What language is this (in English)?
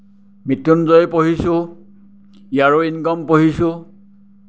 Assamese